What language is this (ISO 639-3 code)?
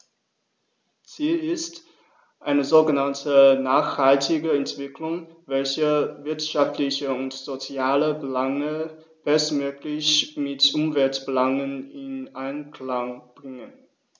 deu